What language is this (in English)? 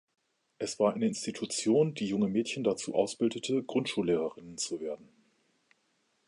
German